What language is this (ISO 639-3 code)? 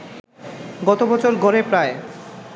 ben